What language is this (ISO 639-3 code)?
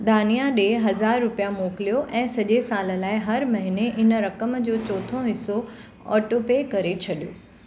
snd